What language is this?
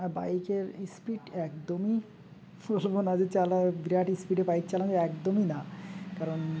Bangla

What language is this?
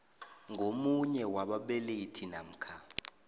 South Ndebele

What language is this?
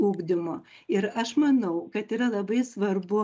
Lithuanian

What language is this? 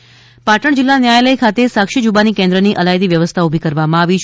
Gujarati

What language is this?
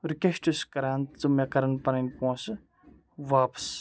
Kashmiri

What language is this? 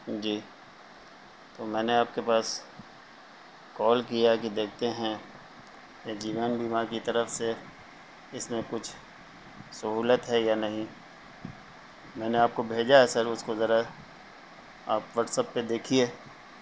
Urdu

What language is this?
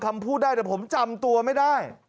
Thai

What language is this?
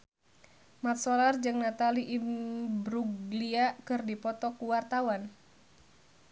Sundanese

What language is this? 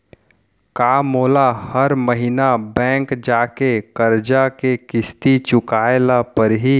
Chhattisgarhi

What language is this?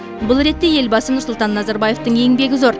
Kazakh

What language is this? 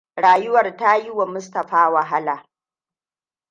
Hausa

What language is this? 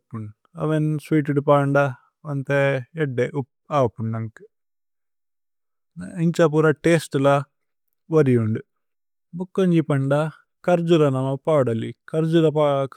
Tulu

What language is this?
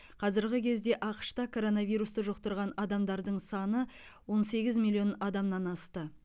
Kazakh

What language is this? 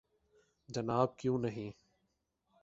Urdu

